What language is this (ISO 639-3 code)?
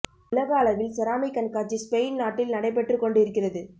tam